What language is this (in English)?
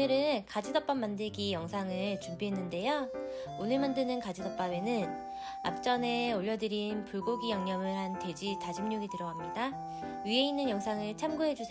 Korean